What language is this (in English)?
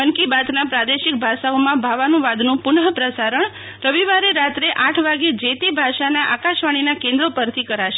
Gujarati